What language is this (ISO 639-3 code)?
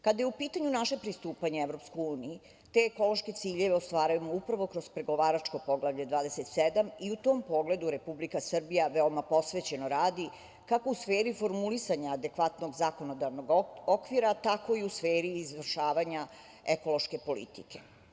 srp